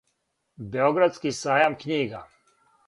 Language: Serbian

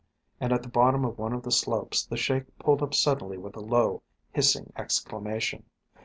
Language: English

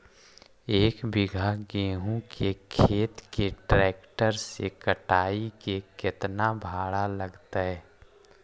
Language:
Magahi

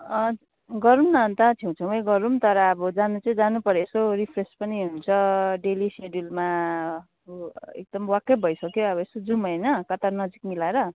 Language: Nepali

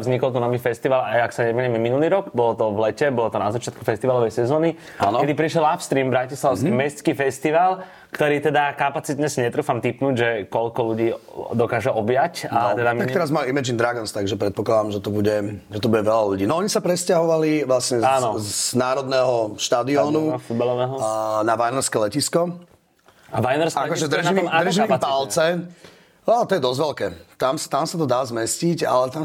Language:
Slovak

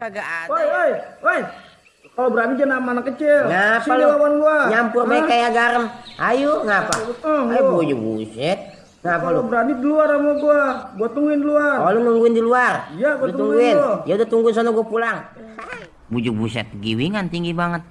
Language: Indonesian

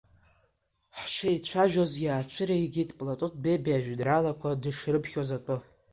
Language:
Abkhazian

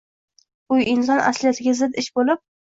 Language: Uzbek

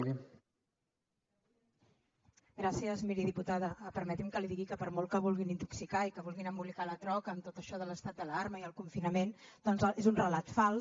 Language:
Catalan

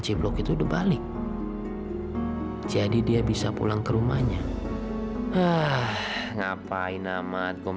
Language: Indonesian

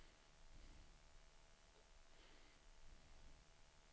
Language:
Swedish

